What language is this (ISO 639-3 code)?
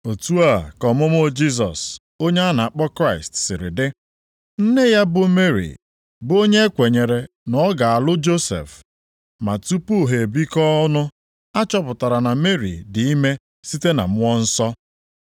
ibo